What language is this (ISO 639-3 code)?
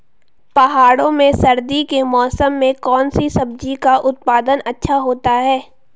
hin